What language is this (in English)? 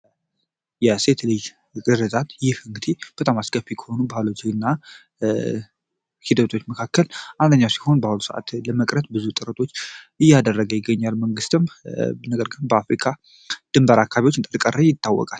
Amharic